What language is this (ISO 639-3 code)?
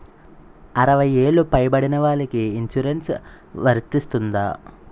tel